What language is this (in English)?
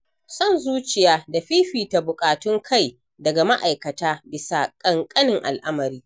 Hausa